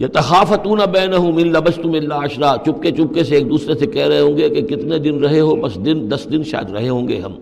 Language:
Urdu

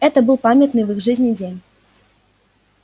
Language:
Russian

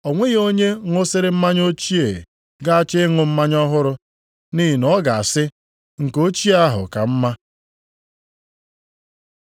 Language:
Igbo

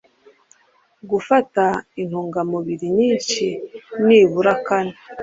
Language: Kinyarwanda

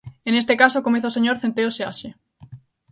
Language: Galician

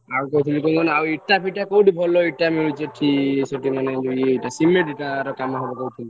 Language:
Odia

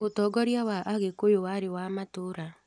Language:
Kikuyu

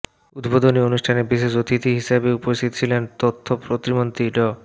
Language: Bangla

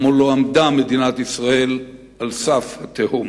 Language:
Hebrew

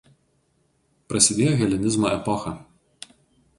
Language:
Lithuanian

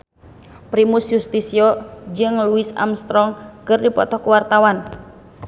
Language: Sundanese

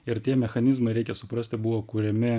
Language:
Lithuanian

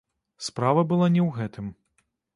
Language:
Belarusian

